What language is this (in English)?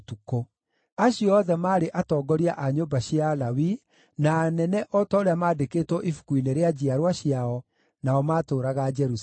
Kikuyu